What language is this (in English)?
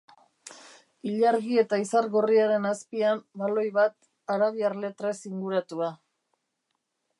Basque